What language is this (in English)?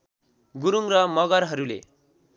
Nepali